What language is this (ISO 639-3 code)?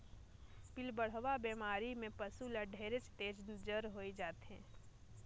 hne